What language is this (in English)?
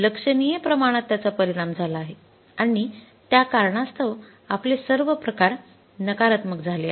Marathi